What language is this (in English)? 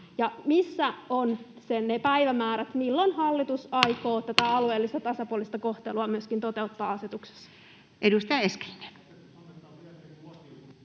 Finnish